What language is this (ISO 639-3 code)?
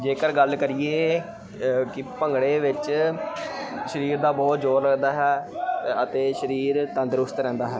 pan